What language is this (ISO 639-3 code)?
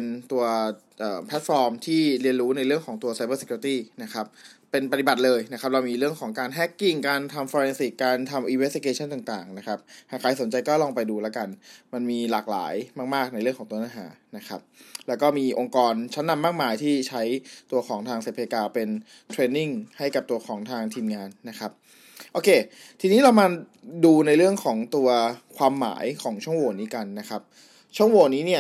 tha